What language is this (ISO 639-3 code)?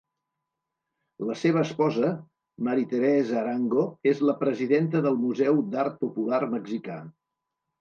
cat